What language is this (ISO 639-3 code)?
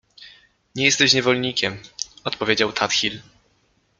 pol